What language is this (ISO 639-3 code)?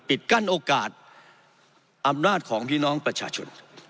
tha